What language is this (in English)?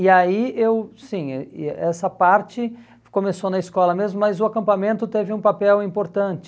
Portuguese